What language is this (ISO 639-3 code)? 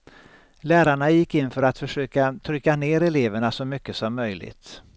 swe